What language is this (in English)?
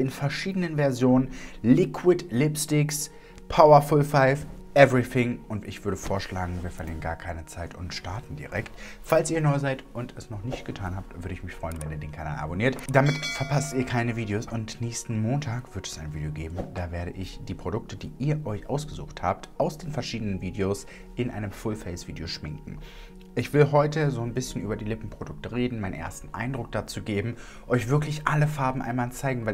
German